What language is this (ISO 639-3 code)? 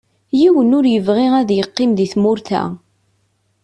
kab